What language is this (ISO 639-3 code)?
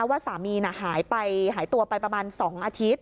tha